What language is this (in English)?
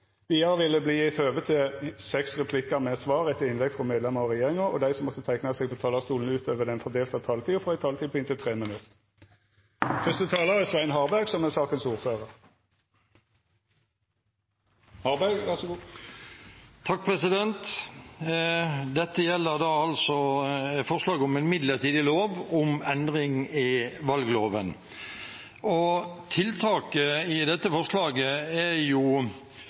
Norwegian